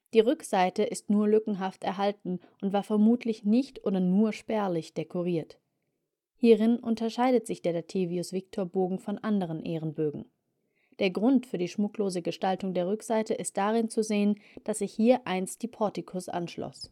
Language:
German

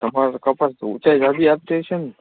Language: Gujarati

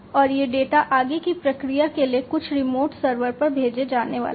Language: Hindi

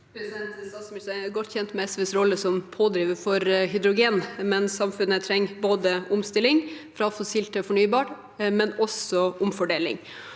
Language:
Norwegian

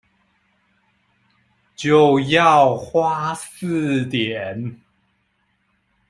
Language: Chinese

